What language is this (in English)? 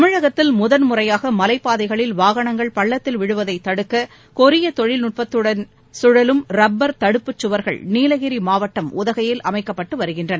Tamil